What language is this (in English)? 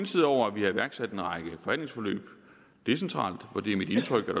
Danish